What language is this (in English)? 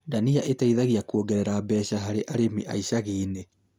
Kikuyu